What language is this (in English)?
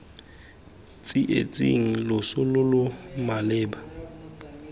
Tswana